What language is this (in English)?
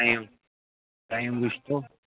Kashmiri